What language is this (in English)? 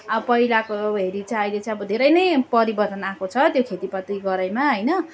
Nepali